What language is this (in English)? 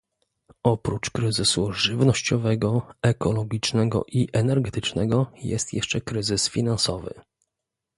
Polish